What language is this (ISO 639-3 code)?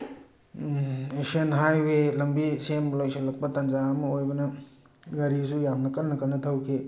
mni